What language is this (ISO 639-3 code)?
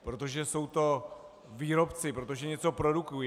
ces